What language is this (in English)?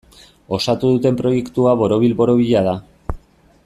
Basque